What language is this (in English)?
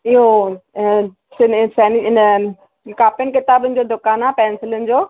Sindhi